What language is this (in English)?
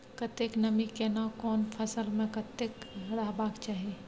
Maithili